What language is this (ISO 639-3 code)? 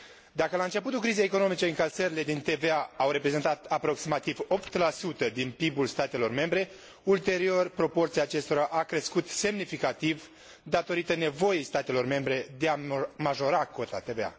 ron